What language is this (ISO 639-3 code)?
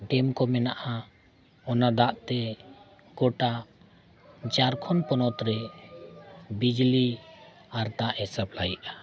sat